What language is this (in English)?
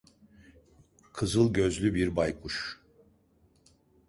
Turkish